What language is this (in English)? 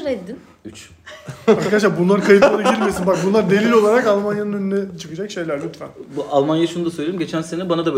Turkish